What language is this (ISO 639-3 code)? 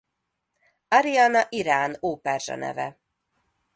hun